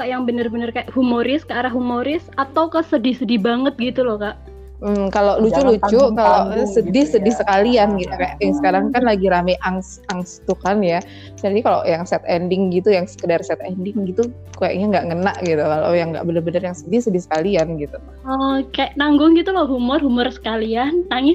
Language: Indonesian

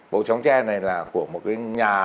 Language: Vietnamese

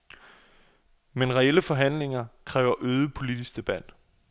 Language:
Danish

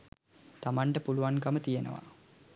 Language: Sinhala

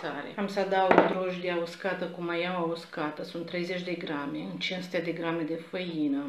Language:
Romanian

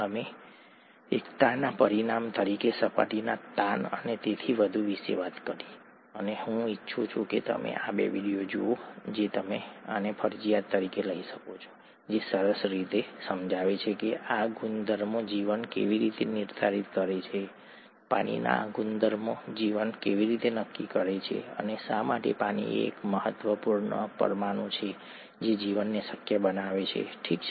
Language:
Gujarati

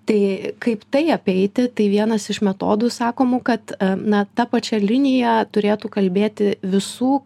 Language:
Lithuanian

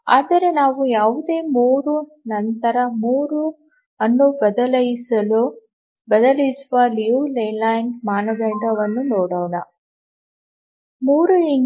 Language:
Kannada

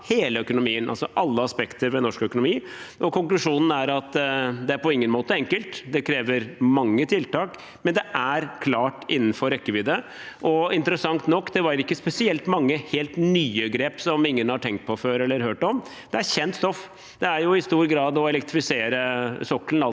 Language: Norwegian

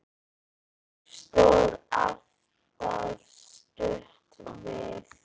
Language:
Icelandic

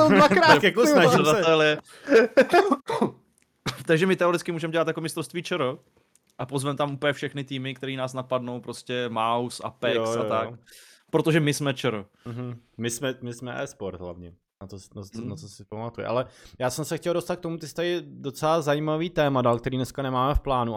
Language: Czech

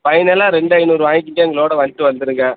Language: Tamil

